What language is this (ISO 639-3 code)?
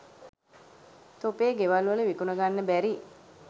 sin